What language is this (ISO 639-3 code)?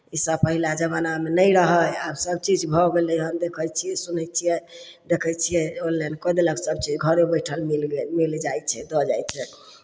mai